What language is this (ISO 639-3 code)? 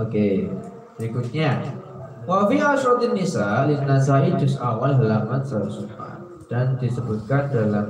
ind